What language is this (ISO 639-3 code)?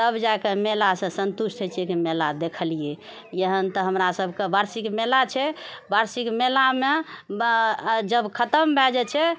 mai